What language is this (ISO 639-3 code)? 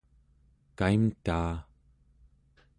esu